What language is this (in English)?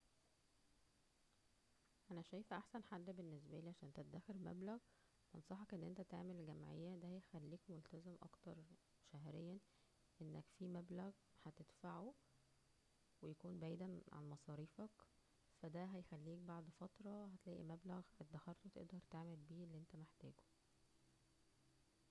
Egyptian Arabic